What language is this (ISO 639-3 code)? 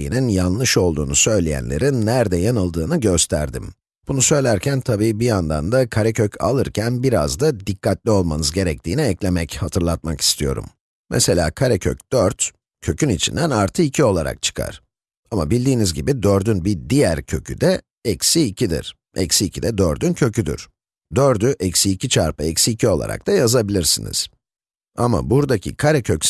tur